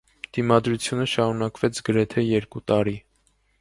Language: Armenian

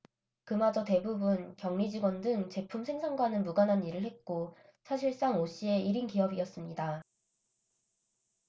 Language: Korean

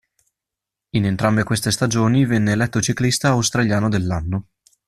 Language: Italian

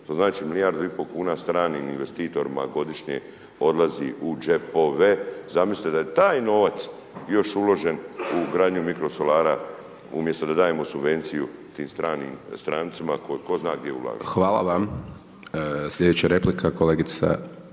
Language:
Croatian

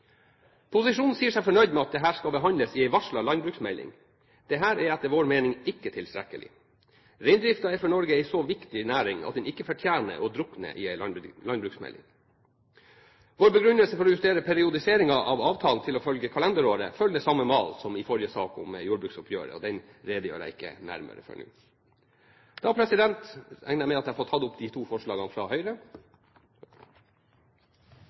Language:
Norwegian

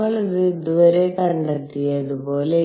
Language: Malayalam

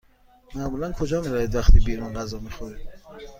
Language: Persian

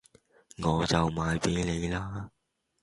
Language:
Cantonese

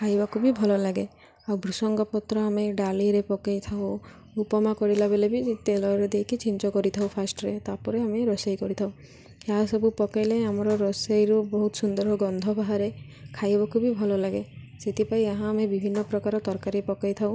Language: Odia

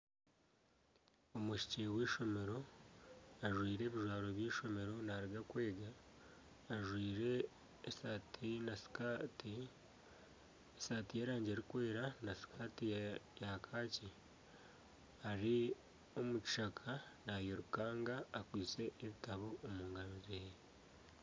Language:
Nyankole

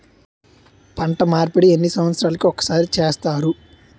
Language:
Telugu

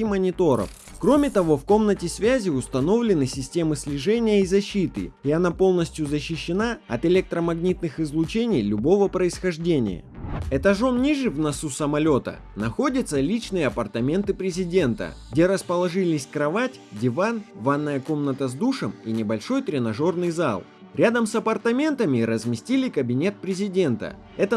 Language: Russian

